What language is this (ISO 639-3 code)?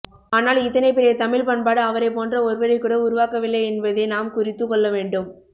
tam